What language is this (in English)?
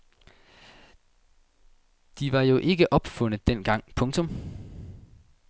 Danish